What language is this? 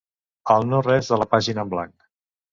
Catalan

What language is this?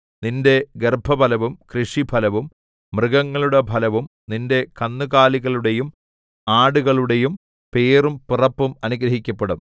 Malayalam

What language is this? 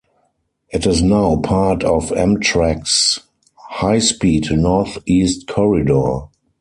English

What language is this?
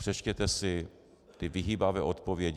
Czech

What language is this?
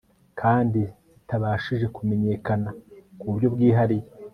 Kinyarwanda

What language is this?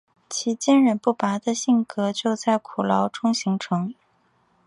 Chinese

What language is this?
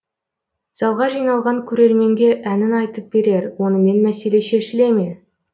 Kazakh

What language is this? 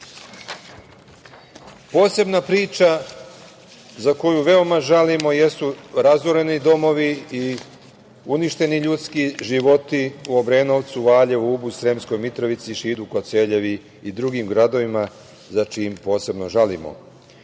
Serbian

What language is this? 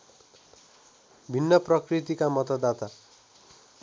Nepali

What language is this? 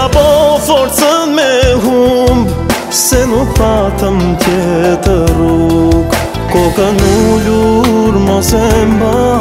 Romanian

